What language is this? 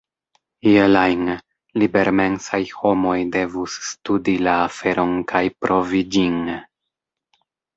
Esperanto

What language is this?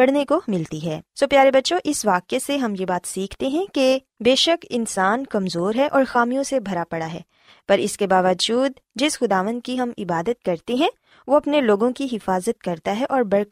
Urdu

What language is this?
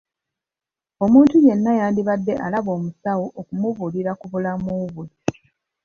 Ganda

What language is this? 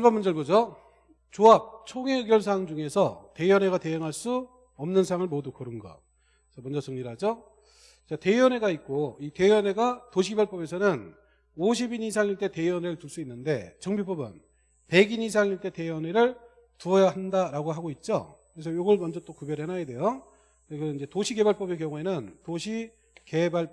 Korean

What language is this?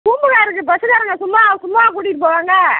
Tamil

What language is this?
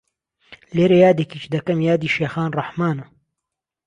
Central Kurdish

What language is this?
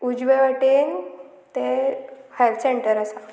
Konkani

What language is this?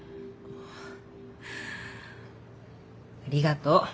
Japanese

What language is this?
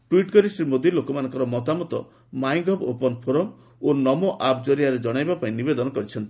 Odia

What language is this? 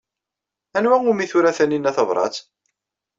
Kabyle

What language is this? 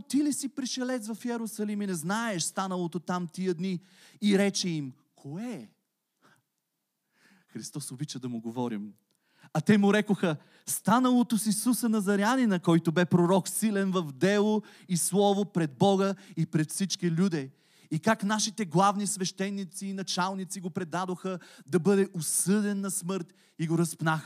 Bulgarian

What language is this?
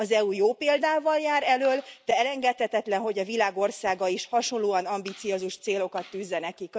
Hungarian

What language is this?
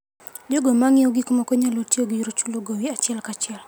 Luo (Kenya and Tanzania)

